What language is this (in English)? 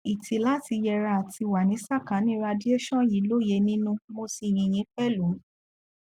Yoruba